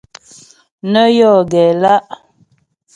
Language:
Ghomala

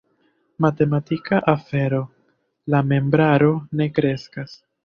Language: Esperanto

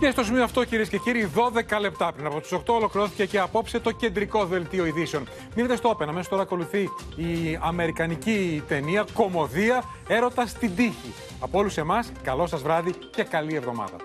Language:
Greek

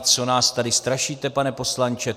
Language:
Czech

